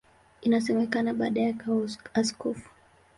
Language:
Swahili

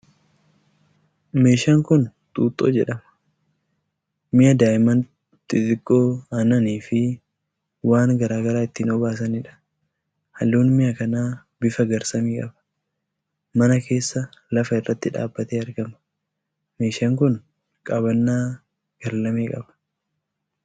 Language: Oromo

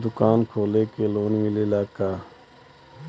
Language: Bhojpuri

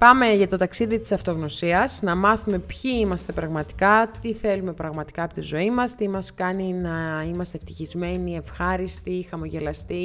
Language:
Greek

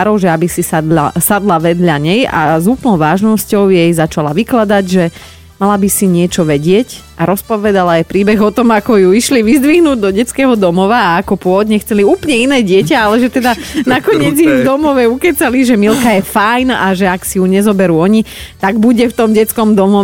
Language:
Slovak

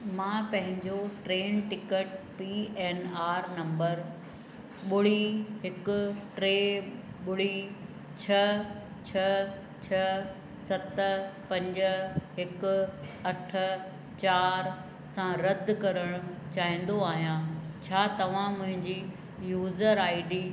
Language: Sindhi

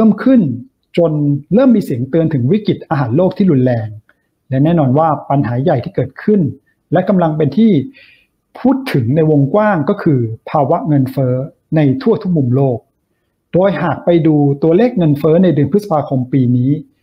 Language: Thai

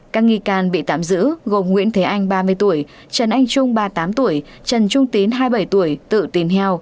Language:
Vietnamese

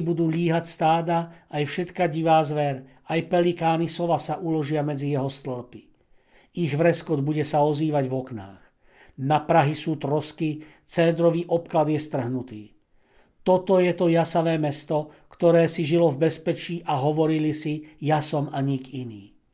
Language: Slovak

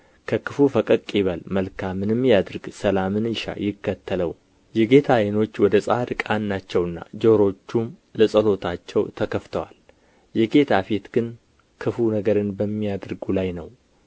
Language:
Amharic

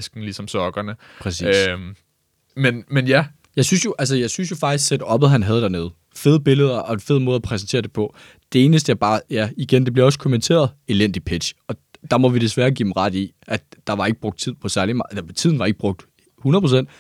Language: Danish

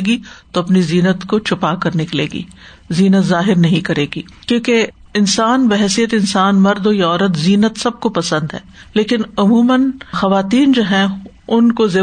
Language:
Urdu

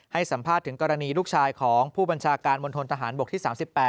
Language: Thai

